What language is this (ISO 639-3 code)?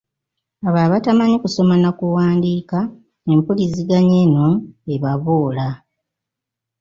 lug